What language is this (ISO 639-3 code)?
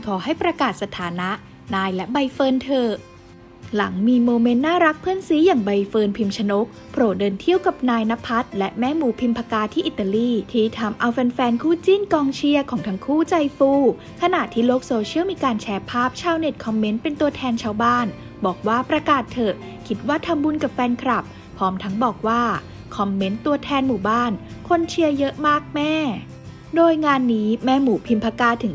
tha